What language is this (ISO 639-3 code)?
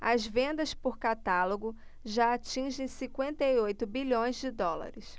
por